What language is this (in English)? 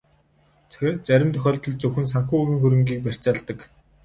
Mongolian